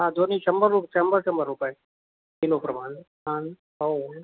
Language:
Marathi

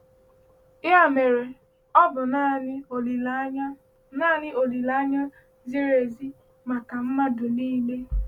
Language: Igbo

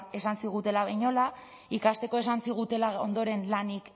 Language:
Basque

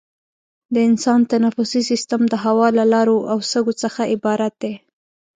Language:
Pashto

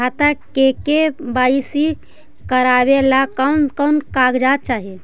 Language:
Magahi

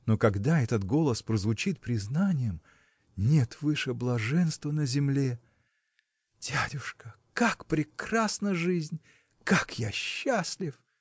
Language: Russian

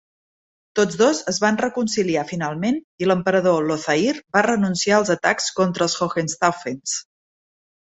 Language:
Catalan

